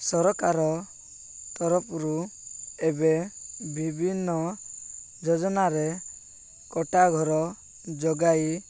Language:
Odia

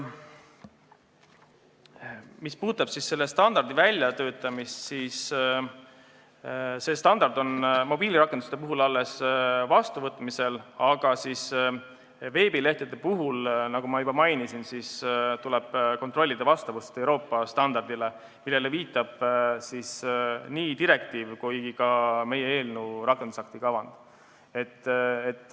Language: Estonian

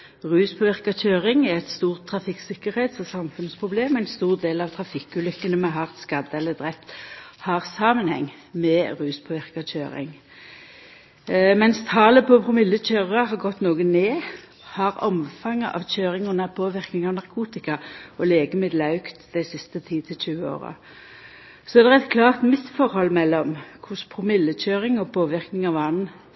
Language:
Norwegian Nynorsk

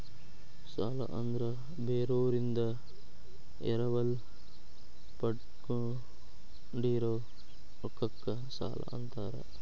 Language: Kannada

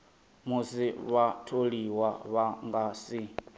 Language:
Venda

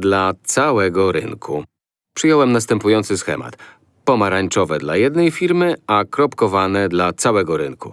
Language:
Polish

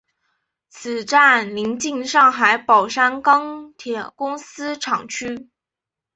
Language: Chinese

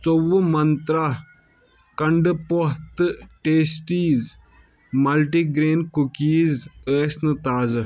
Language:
Kashmiri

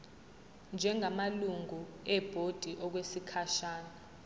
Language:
Zulu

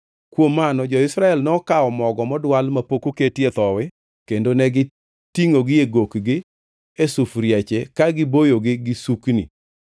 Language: Luo (Kenya and Tanzania)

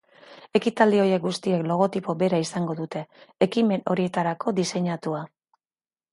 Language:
Basque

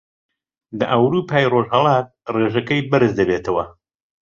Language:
Central Kurdish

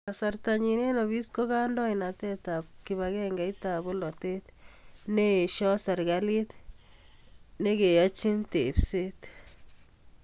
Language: Kalenjin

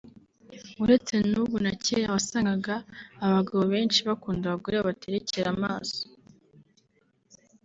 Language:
Kinyarwanda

